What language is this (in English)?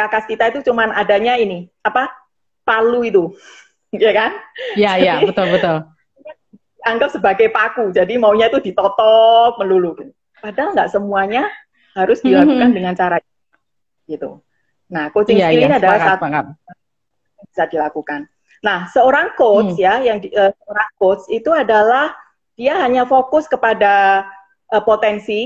Indonesian